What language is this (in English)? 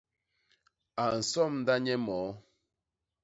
Basaa